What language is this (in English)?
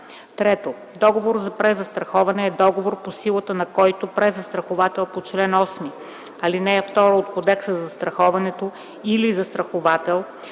Bulgarian